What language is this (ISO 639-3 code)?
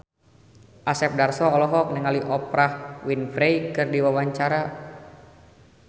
sun